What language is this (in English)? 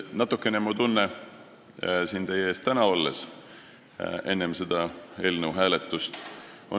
Estonian